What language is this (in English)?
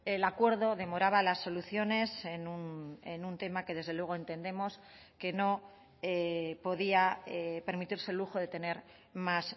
Spanish